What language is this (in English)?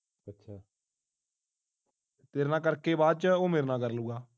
Punjabi